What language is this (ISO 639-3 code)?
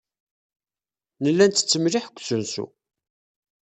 kab